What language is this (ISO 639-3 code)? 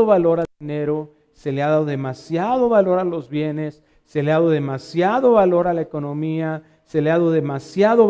spa